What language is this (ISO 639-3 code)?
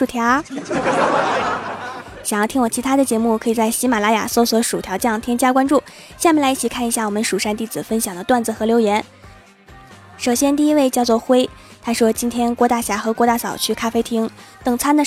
zho